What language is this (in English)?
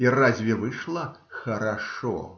Russian